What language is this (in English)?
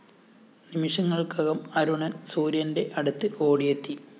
Malayalam